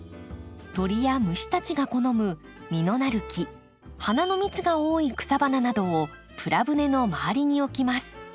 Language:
Japanese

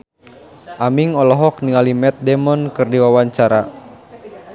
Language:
Sundanese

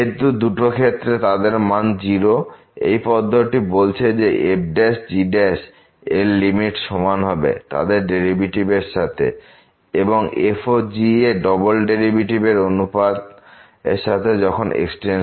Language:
Bangla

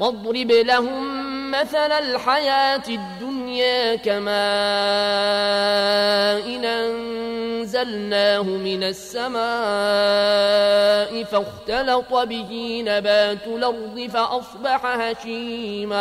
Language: Arabic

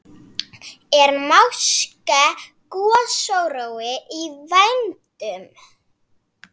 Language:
Icelandic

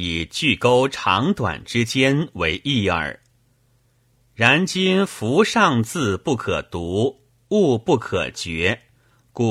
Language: Chinese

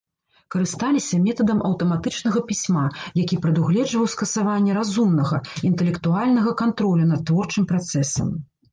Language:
Belarusian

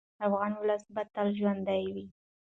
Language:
Pashto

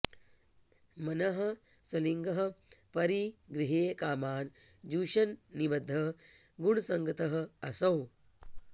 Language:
Sanskrit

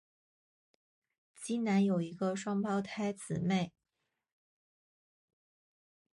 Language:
Chinese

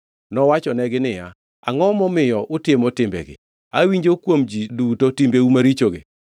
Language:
Luo (Kenya and Tanzania)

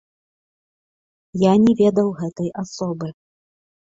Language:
Belarusian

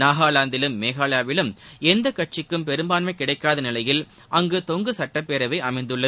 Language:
Tamil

